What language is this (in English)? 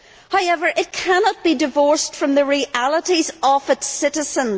English